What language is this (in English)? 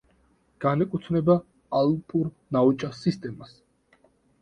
Georgian